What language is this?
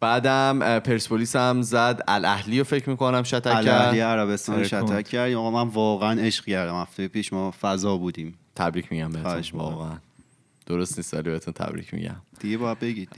Persian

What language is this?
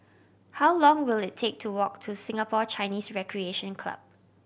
English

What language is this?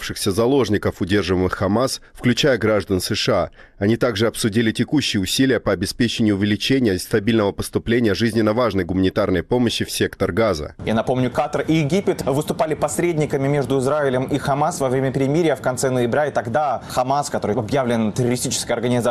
Russian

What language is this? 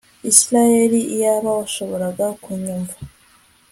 Kinyarwanda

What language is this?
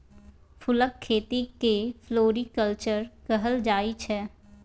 Maithili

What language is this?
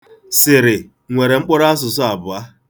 Igbo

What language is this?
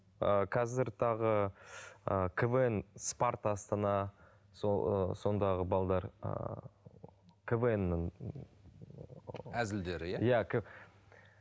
Kazakh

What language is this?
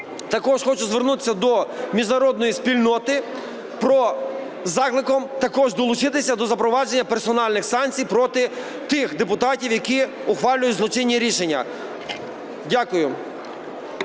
Ukrainian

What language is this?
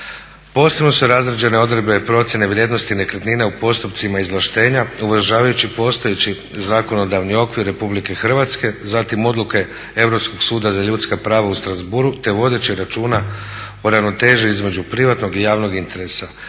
Croatian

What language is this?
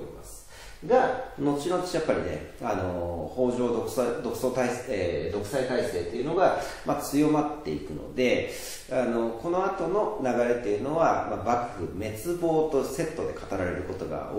Japanese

